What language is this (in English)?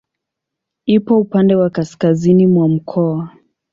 Swahili